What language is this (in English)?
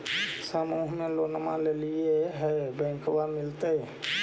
Magahi